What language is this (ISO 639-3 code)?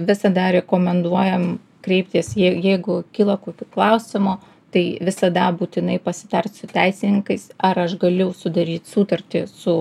lit